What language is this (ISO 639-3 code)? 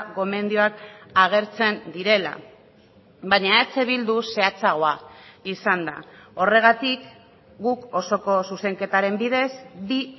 eus